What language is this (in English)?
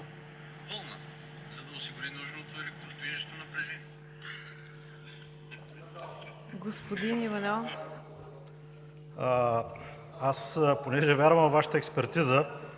Bulgarian